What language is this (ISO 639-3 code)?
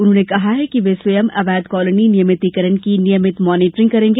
hin